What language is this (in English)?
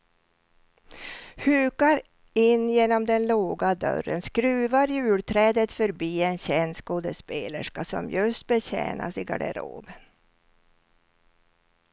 Swedish